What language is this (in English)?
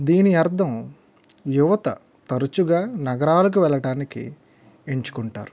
Telugu